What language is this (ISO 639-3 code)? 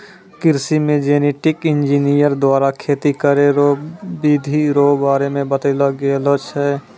mai